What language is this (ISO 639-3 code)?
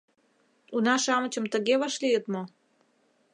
chm